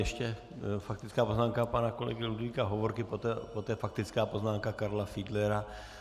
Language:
Czech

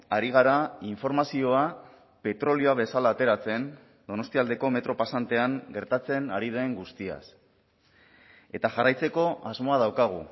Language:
Basque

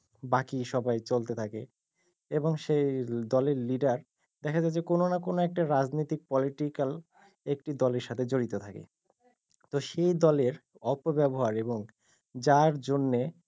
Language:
Bangla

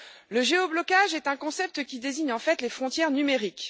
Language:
French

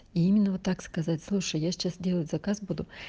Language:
Russian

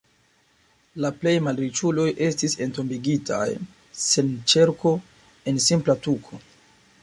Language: Esperanto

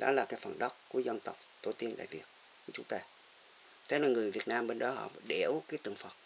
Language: Vietnamese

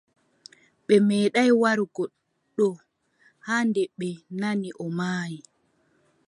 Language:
Adamawa Fulfulde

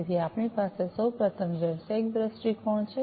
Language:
Gujarati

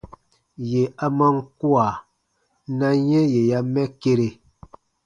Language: Baatonum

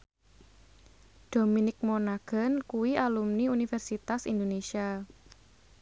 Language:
Javanese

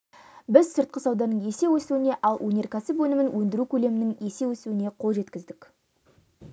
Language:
Kazakh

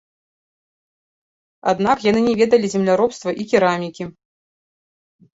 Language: Belarusian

